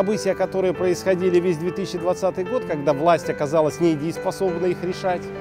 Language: Russian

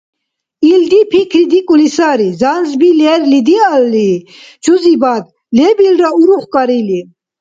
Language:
Dargwa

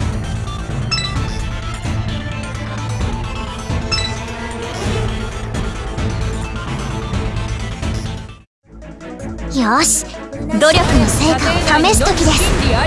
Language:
Japanese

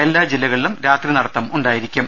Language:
Malayalam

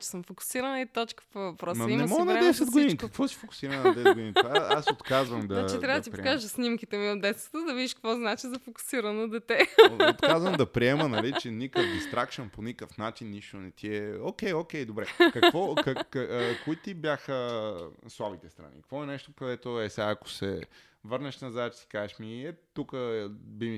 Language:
Bulgarian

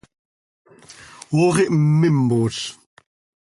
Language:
Seri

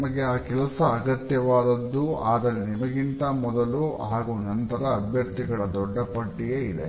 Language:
Kannada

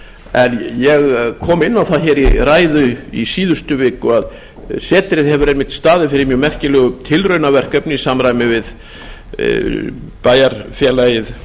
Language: Icelandic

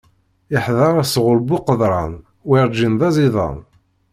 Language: Kabyle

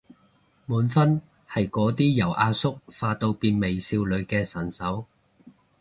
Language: Cantonese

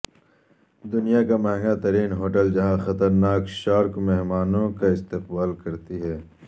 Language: Urdu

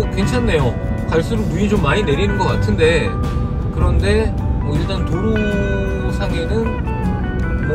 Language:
Korean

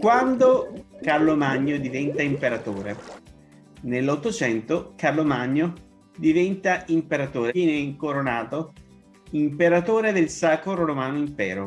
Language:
Italian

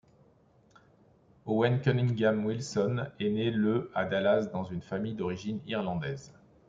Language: French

